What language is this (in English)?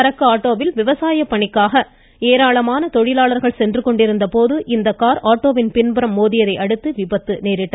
Tamil